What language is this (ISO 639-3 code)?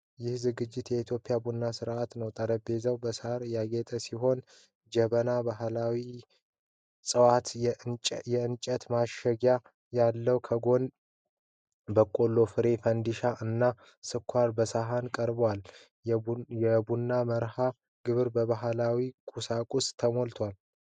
amh